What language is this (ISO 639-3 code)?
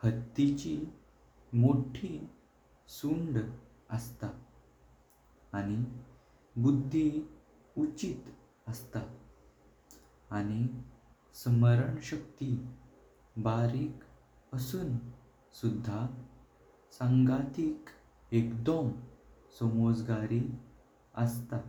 kok